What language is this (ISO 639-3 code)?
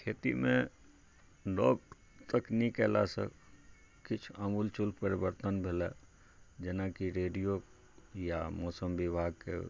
mai